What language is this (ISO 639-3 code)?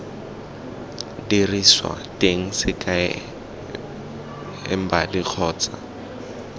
tsn